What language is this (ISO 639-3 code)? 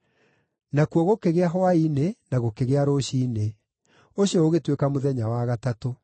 kik